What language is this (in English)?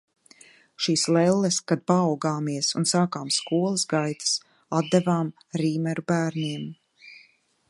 Latvian